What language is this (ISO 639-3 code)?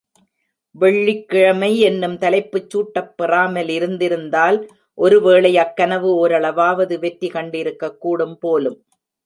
tam